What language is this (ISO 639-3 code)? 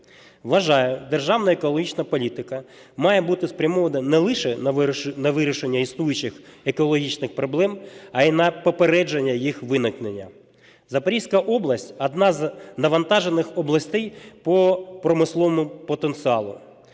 ukr